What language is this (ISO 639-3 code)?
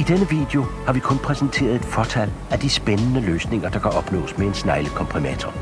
dan